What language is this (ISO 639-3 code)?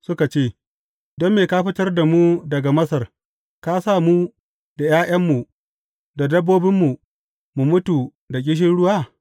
hau